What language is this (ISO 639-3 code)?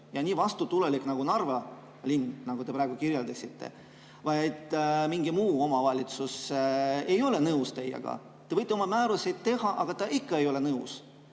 est